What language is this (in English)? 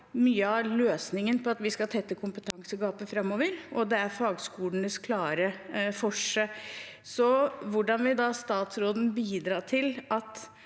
Norwegian